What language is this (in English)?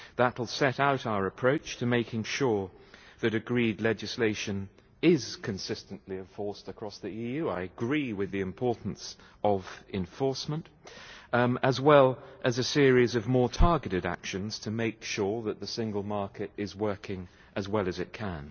English